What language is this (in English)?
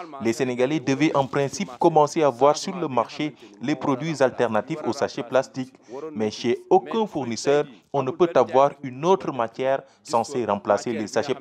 French